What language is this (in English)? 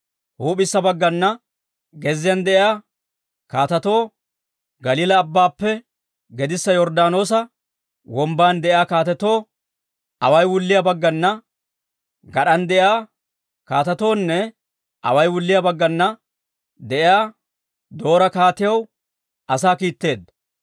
Dawro